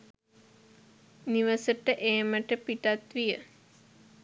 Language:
Sinhala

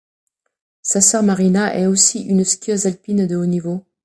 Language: French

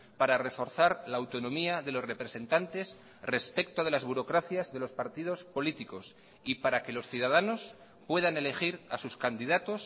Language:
Spanish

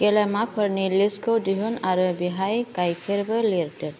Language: Bodo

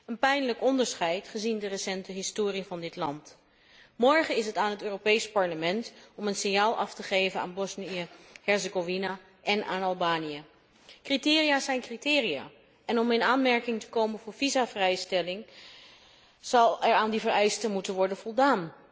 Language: Dutch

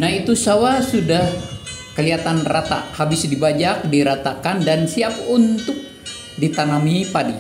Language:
Indonesian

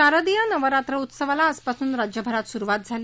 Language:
Marathi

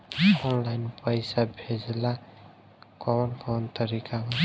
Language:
Bhojpuri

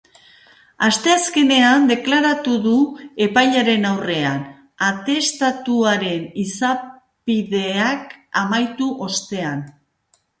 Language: Basque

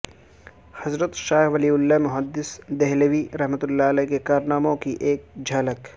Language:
Urdu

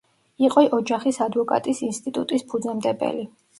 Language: Georgian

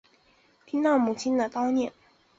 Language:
Chinese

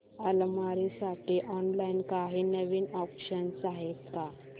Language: Marathi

